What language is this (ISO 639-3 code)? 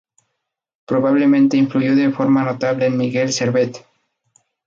spa